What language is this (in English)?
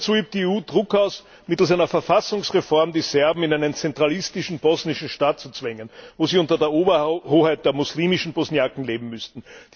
German